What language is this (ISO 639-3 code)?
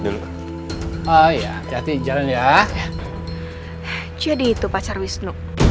ind